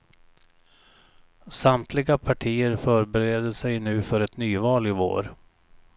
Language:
Swedish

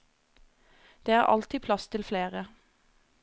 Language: Norwegian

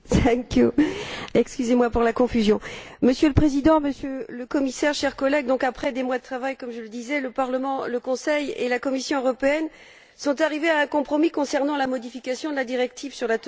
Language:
French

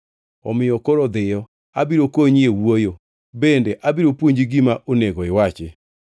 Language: Luo (Kenya and Tanzania)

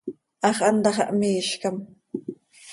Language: Seri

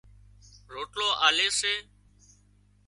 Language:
Wadiyara Koli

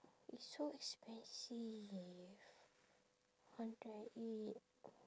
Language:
English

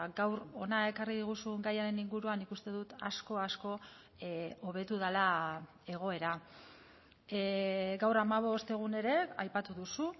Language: Basque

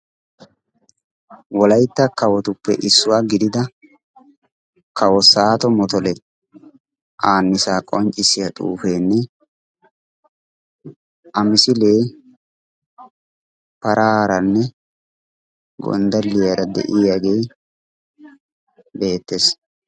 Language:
Wolaytta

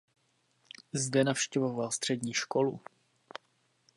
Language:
Czech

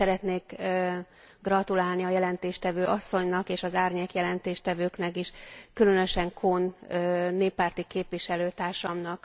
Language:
Hungarian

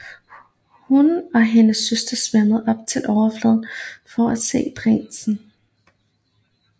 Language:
Danish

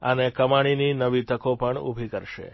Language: Gujarati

